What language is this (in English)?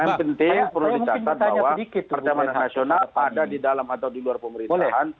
Indonesian